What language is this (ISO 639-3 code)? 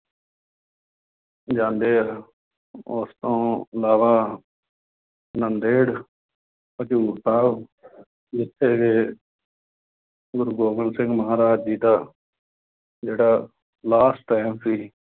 pan